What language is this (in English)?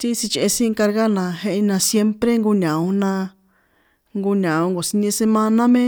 San Juan Atzingo Popoloca